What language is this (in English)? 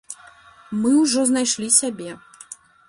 Belarusian